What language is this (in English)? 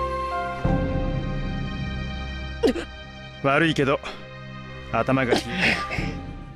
Japanese